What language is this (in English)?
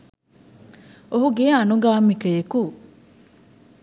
Sinhala